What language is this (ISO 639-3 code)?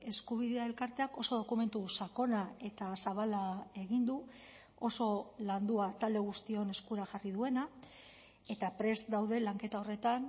eus